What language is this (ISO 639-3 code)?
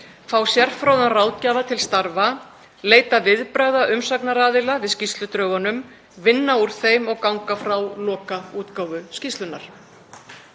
isl